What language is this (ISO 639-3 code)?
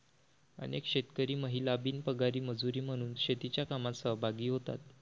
mar